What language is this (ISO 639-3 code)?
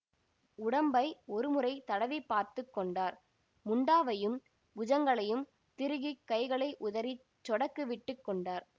tam